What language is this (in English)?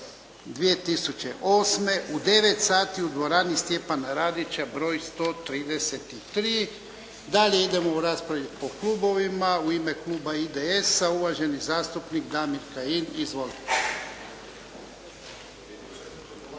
Croatian